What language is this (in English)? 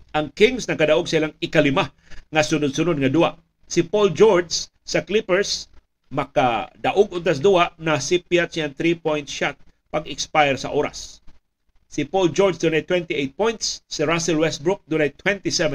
Filipino